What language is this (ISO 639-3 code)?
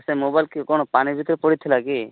ori